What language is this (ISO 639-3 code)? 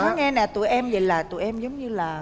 vie